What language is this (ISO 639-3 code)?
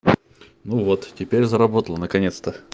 rus